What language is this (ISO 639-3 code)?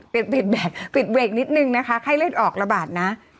tha